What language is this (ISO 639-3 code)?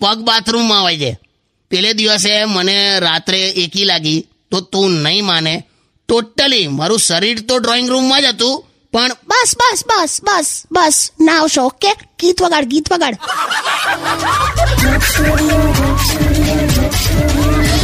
hin